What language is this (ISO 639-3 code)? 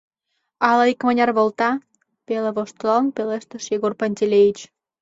chm